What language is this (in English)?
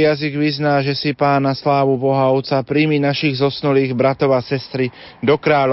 Slovak